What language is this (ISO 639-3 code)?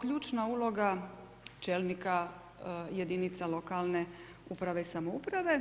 hrv